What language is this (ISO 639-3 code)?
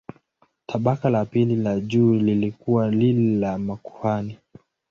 swa